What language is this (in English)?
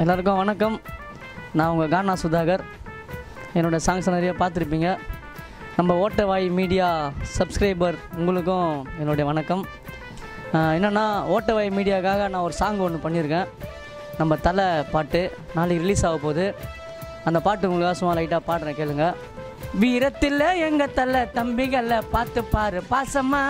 Indonesian